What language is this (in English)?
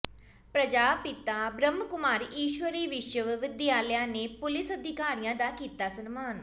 Punjabi